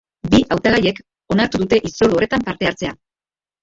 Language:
Basque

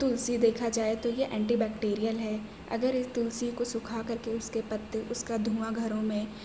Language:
Urdu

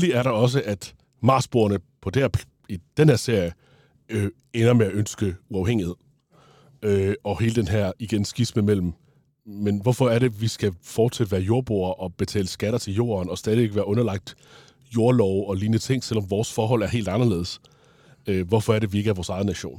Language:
Danish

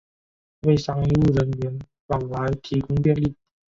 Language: Chinese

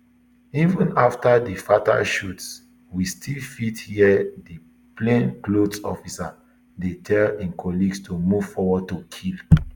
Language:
Nigerian Pidgin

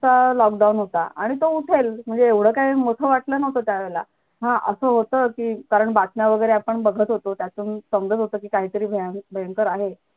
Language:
Marathi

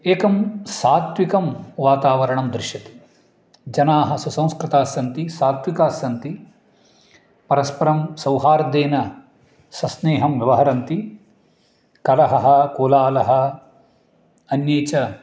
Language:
Sanskrit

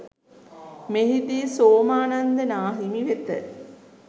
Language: Sinhala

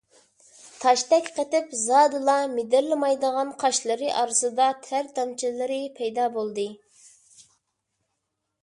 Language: Uyghur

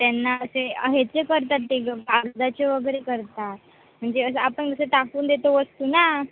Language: Marathi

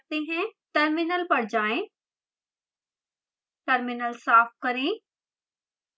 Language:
Hindi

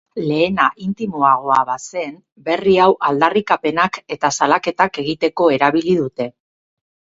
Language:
Basque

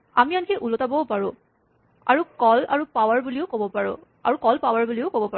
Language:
Assamese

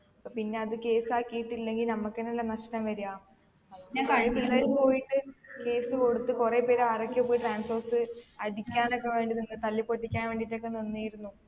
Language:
Malayalam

